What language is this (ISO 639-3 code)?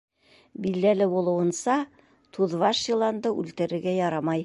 bak